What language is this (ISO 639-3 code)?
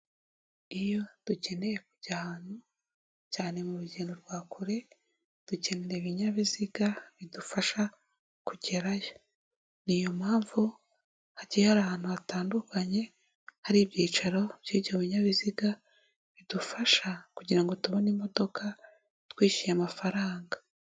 kin